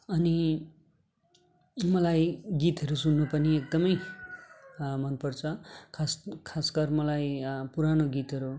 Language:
Nepali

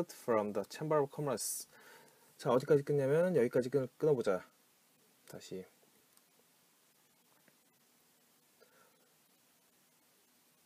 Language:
Korean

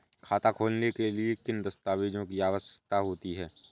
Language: Hindi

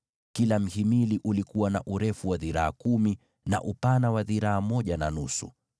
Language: Swahili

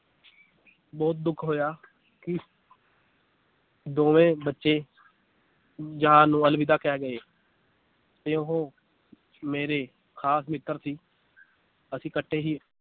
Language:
Punjabi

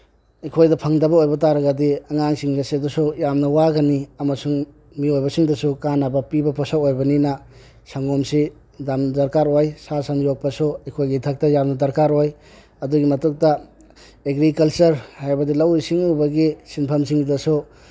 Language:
Manipuri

